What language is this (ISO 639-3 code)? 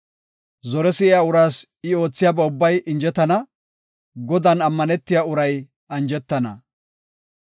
gof